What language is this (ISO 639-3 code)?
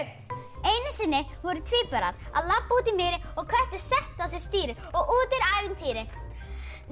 isl